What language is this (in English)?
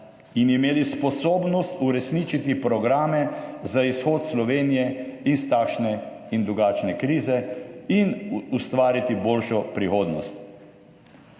Slovenian